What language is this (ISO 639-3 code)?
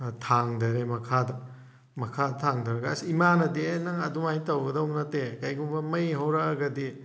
mni